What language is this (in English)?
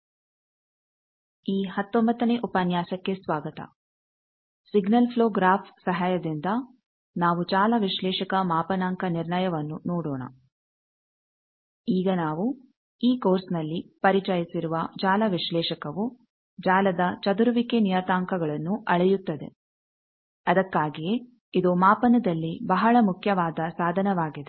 Kannada